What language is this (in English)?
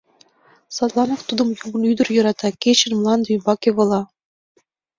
Mari